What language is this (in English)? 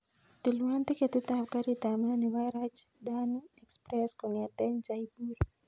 Kalenjin